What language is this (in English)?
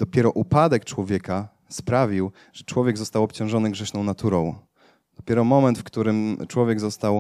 Polish